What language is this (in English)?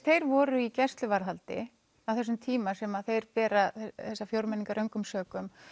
Icelandic